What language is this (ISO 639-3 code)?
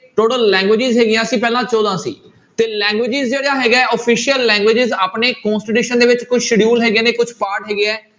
pan